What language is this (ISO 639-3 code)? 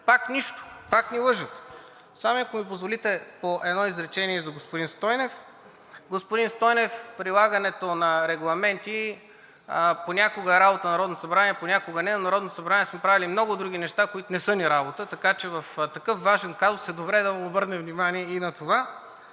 bul